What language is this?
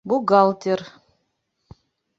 Bashkir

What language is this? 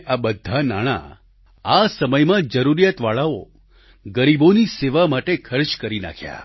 Gujarati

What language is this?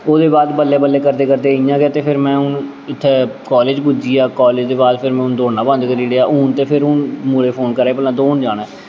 Dogri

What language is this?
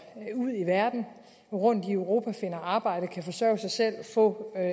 Danish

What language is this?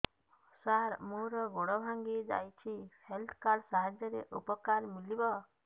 Odia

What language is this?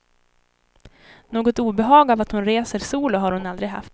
Swedish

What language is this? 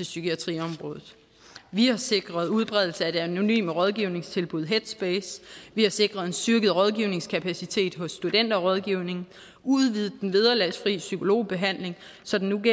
Danish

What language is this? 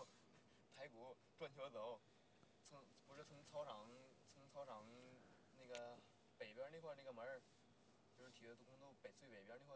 Chinese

